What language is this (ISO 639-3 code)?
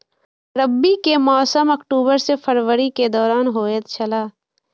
mai